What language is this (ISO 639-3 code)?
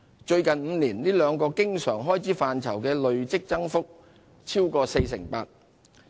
yue